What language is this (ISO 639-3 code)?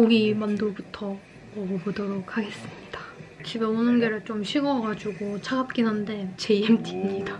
kor